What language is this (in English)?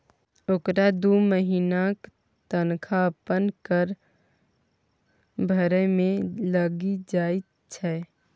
Maithili